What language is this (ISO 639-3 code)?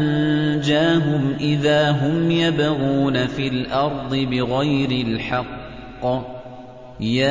ara